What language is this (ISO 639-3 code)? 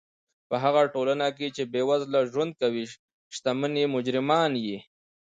pus